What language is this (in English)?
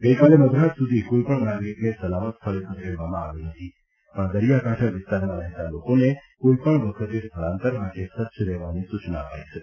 Gujarati